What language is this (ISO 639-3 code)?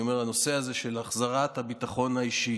heb